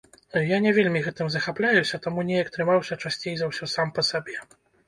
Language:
Belarusian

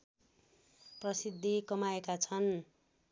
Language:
Nepali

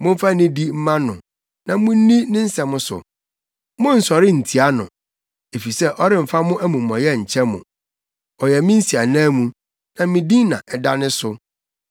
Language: Akan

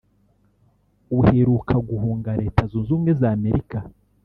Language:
Kinyarwanda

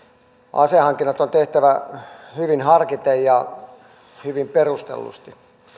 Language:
Finnish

